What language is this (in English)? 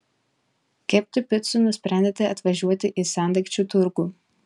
Lithuanian